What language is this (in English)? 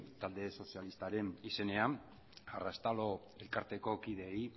Basque